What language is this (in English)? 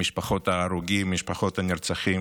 Hebrew